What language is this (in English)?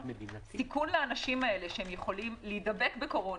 Hebrew